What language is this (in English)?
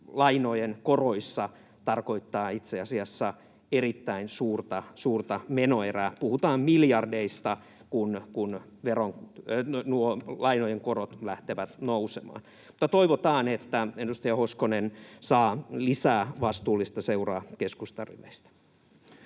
Finnish